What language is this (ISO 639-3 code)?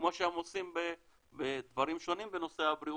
heb